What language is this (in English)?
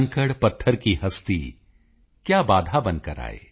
Punjabi